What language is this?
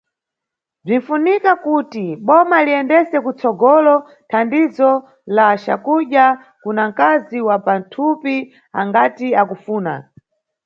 Nyungwe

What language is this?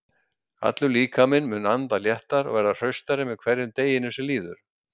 Icelandic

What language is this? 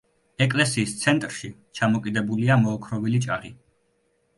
Georgian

